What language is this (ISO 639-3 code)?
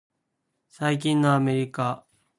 jpn